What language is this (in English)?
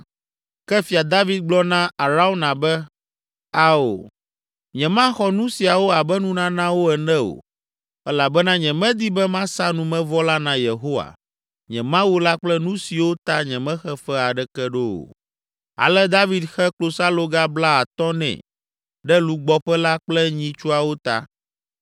Ewe